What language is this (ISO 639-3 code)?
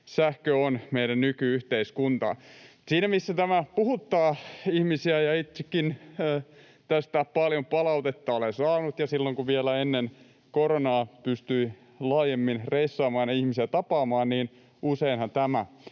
fin